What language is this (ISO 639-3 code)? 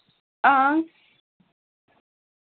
doi